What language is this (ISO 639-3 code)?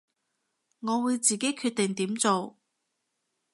yue